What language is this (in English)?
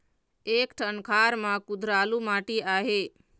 Chhattisgarhi